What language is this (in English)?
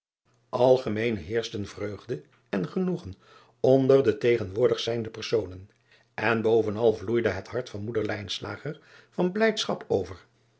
Dutch